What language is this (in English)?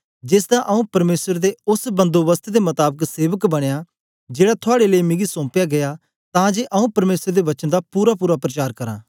Dogri